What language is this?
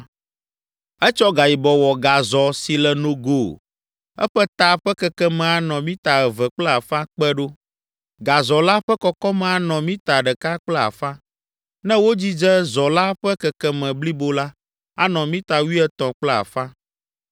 Ewe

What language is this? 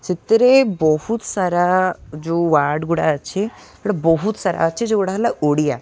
Odia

